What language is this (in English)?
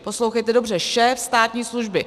Czech